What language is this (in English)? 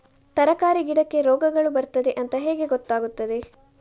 Kannada